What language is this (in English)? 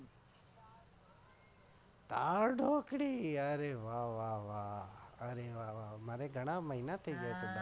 Gujarati